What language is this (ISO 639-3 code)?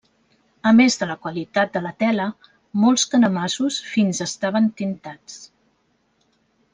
cat